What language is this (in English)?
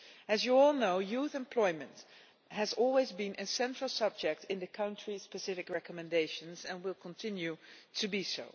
English